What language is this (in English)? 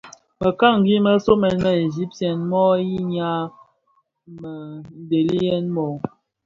Bafia